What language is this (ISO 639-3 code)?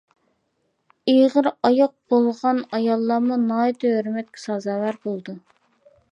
uig